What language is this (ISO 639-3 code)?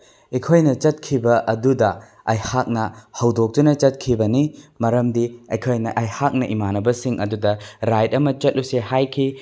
mni